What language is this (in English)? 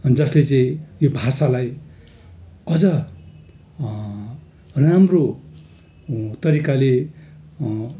Nepali